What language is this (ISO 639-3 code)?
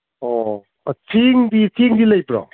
mni